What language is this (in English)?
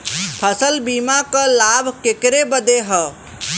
Bhojpuri